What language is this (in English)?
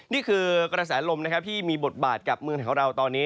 Thai